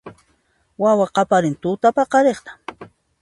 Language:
Puno Quechua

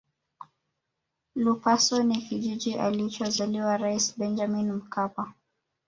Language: Swahili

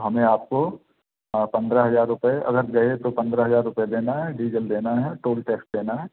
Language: Hindi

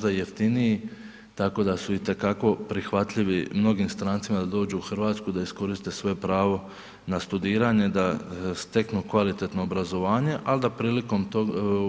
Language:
Croatian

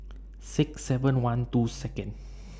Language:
English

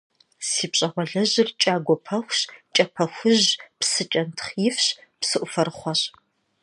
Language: Kabardian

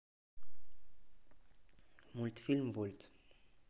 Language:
Russian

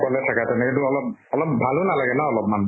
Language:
Assamese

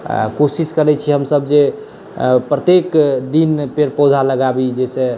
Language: Maithili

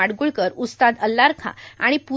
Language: Marathi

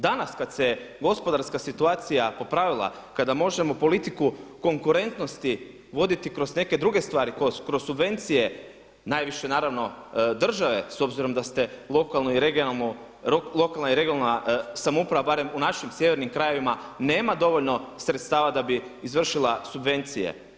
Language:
Croatian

